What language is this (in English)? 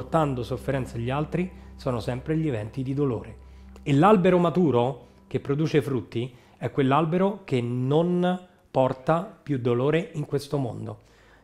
Italian